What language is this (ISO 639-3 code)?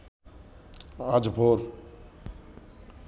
ben